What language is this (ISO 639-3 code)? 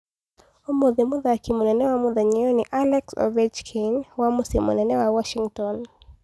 kik